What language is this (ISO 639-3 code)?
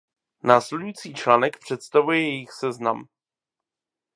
ces